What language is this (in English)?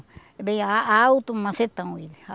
Portuguese